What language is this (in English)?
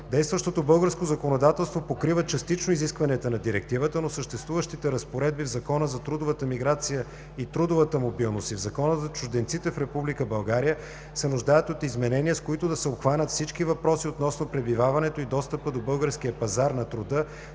Bulgarian